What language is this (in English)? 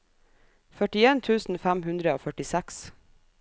Norwegian